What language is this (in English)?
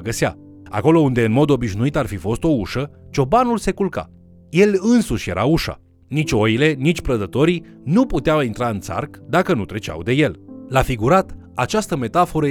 Romanian